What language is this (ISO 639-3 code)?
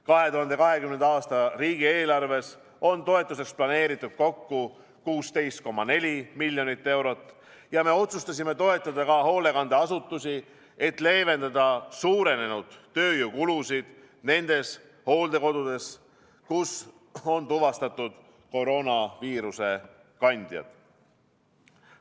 est